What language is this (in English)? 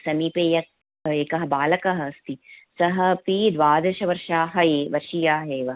Sanskrit